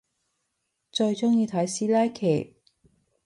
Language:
Cantonese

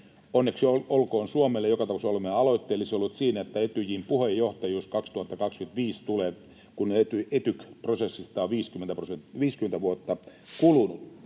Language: Finnish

